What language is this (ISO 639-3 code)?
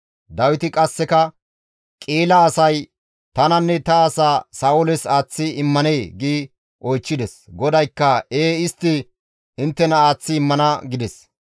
gmv